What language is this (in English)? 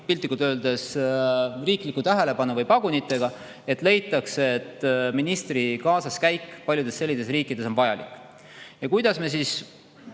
Estonian